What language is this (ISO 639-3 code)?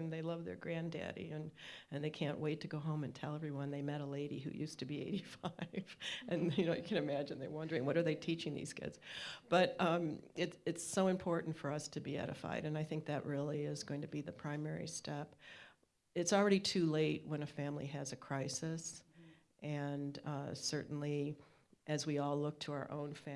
eng